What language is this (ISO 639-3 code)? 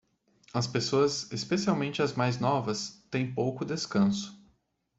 por